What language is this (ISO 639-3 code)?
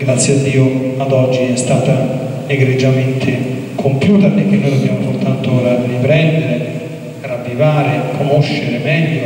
ita